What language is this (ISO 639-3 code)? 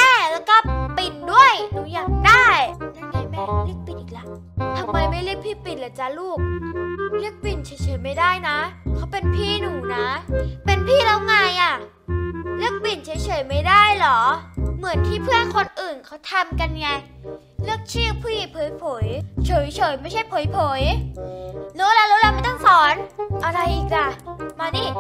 tha